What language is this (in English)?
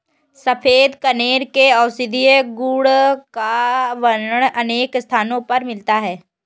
Hindi